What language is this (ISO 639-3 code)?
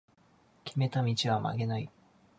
jpn